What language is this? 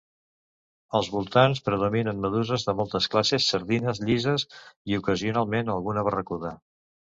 Catalan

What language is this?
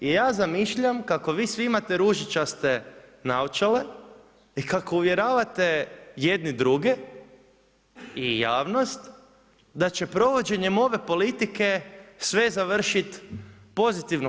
Croatian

